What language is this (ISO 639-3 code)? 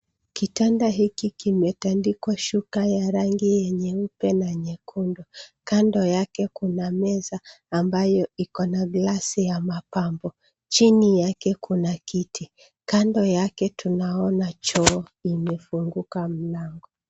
swa